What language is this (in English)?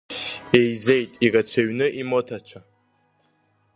Abkhazian